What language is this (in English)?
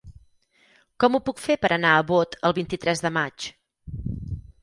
Catalan